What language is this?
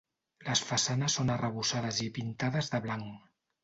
Catalan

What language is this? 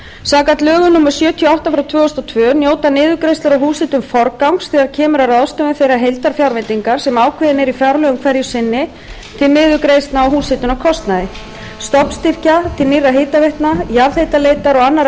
Icelandic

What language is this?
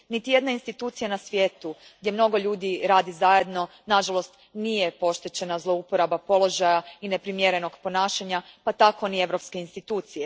Croatian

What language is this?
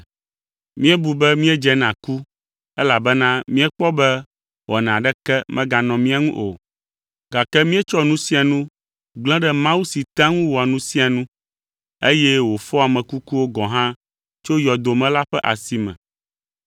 Ewe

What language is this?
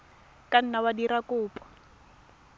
Tswana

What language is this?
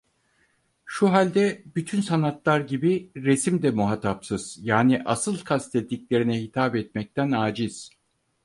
Turkish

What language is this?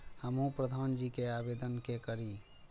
Maithili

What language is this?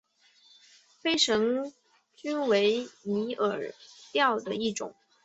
Chinese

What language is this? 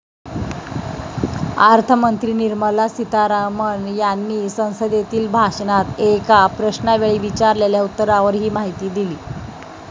Marathi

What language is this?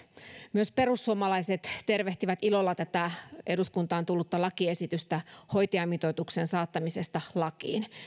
Finnish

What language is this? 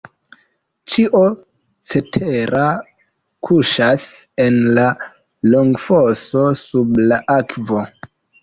Esperanto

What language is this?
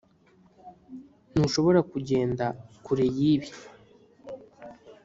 Kinyarwanda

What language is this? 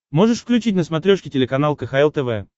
Russian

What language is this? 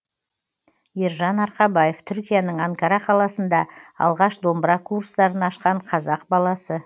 Kazakh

